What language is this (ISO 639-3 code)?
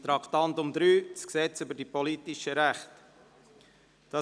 gsw